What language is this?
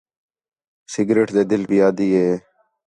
Khetrani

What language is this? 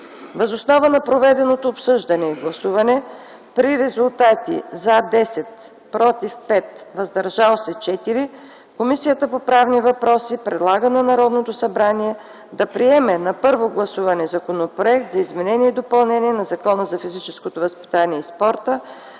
Bulgarian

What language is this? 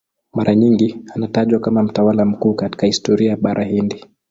Swahili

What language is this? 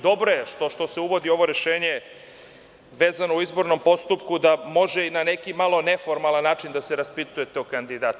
Serbian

